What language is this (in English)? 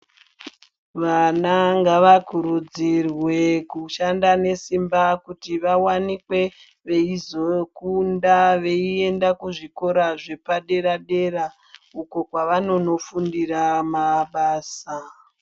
Ndau